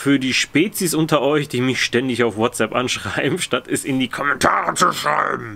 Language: German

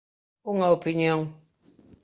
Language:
Galician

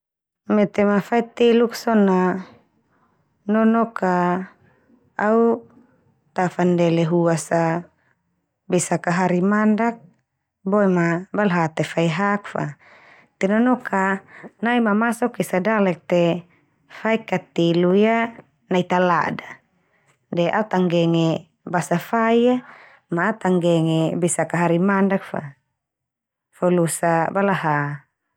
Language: Termanu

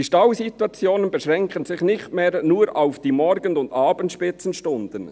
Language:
Swiss German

